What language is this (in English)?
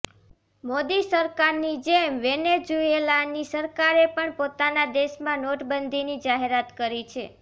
Gujarati